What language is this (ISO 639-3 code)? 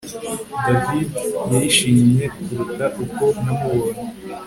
kin